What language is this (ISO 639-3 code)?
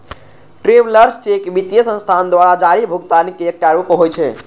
mai